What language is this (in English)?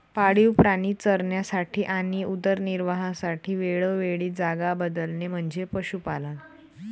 Marathi